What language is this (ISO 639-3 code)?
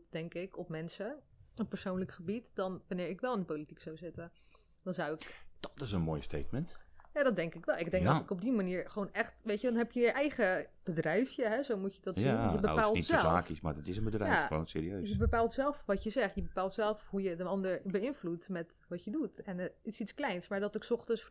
nld